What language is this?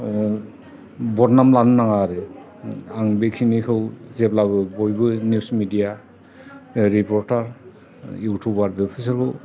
Bodo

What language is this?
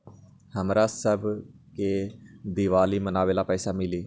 Magahi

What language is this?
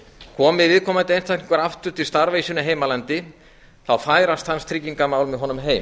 Icelandic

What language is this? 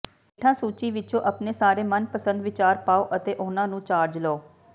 Punjabi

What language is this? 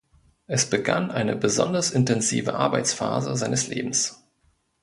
German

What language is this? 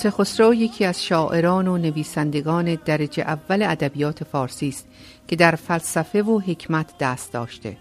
Persian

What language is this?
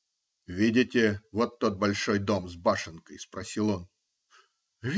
Russian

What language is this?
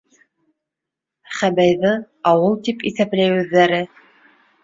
Bashkir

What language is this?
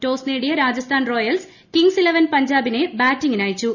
Malayalam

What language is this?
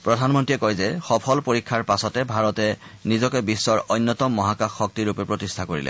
Assamese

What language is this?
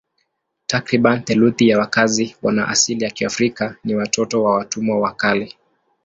Swahili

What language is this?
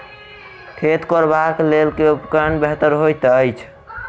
Maithili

